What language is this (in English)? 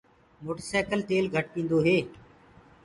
Gurgula